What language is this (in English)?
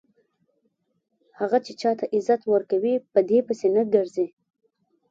Pashto